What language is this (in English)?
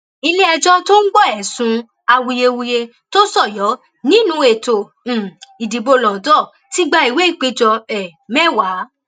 Yoruba